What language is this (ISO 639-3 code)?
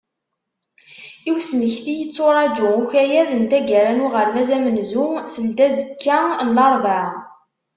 kab